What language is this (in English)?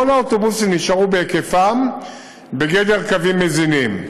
Hebrew